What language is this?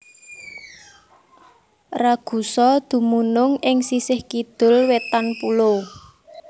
Javanese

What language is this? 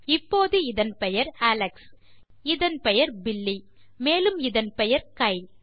Tamil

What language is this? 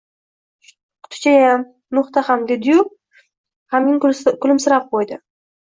Uzbek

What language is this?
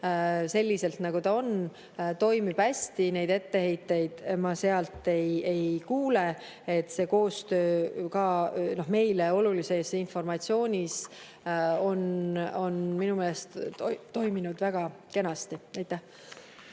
Estonian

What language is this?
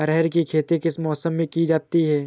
Hindi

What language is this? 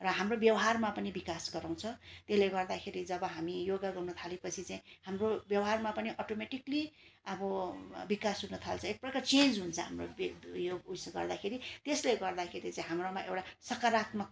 Nepali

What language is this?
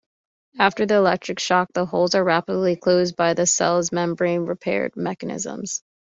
English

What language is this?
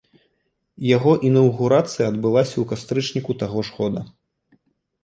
Belarusian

